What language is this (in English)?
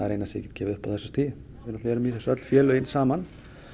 Icelandic